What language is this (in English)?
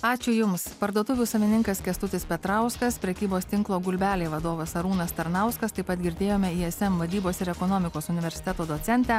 Lithuanian